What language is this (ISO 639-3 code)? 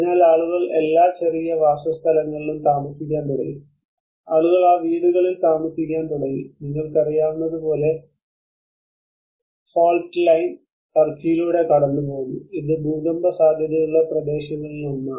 mal